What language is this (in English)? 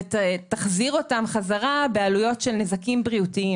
Hebrew